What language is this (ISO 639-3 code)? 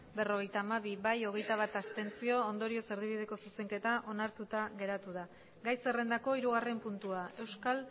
eus